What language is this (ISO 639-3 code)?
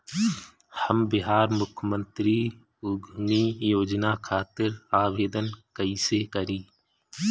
bho